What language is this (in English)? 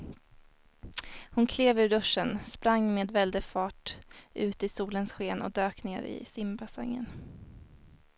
Swedish